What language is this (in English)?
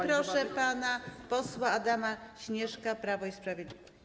Polish